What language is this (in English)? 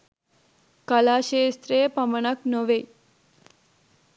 Sinhala